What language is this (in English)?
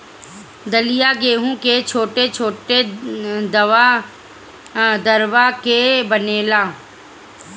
Bhojpuri